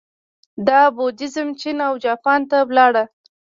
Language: Pashto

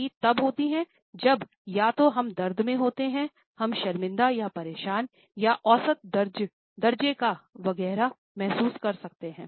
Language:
Hindi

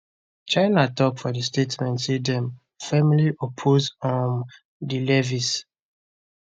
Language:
Nigerian Pidgin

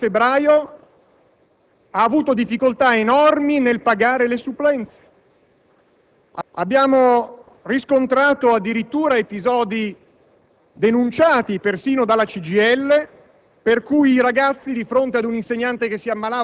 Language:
Italian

